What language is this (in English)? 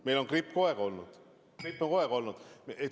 Estonian